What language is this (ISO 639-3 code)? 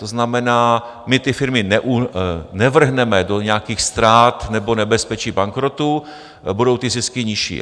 ces